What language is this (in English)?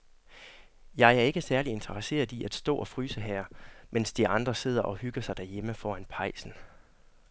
Danish